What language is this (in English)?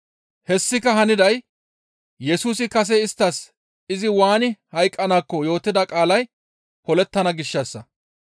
Gamo